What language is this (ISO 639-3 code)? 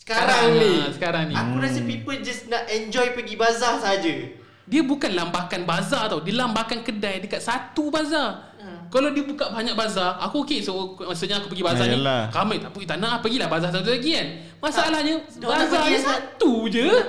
msa